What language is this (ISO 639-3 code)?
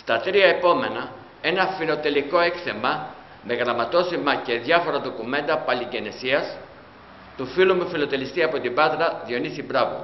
ell